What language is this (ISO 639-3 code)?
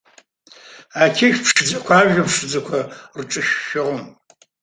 abk